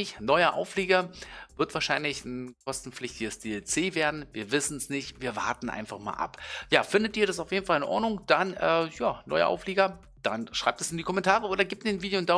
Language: German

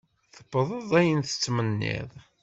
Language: Kabyle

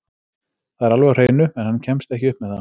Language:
Icelandic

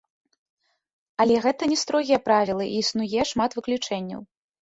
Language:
Belarusian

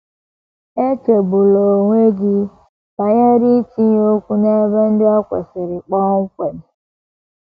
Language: Igbo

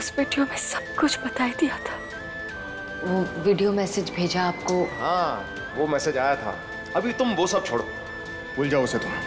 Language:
Hindi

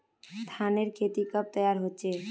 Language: Magahi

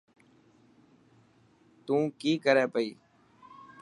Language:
Dhatki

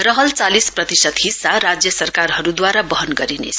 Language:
Nepali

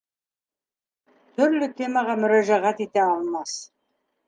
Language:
Bashkir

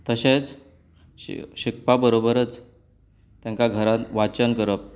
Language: Konkani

